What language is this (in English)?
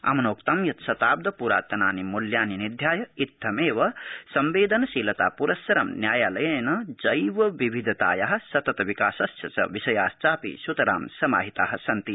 Sanskrit